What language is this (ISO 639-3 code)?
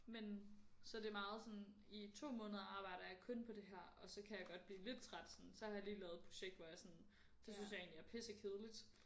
dan